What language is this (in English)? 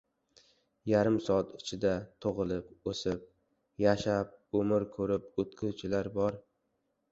Uzbek